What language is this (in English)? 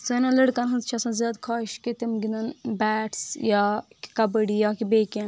Kashmiri